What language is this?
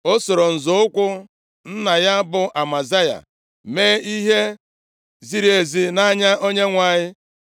Igbo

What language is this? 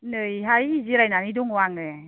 Bodo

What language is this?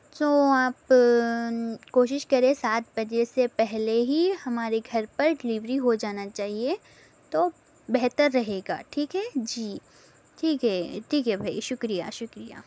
Urdu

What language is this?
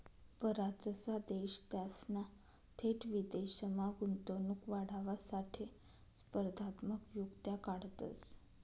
Marathi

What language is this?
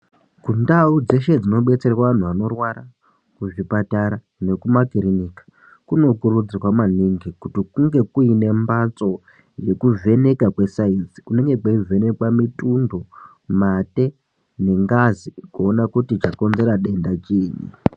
Ndau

